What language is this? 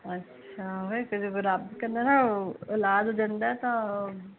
Punjabi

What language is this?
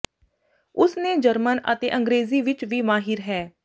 Punjabi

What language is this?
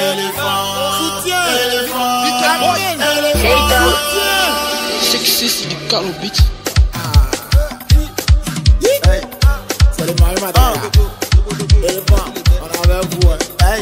French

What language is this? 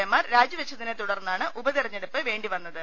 Malayalam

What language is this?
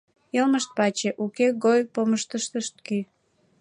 Mari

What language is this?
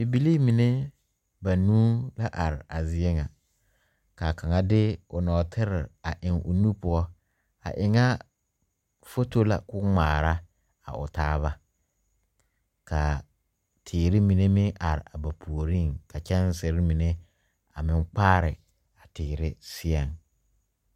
Southern Dagaare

